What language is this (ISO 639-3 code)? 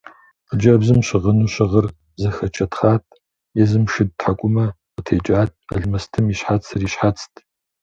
kbd